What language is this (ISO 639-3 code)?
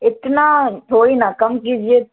urd